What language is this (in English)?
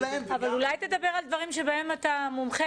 Hebrew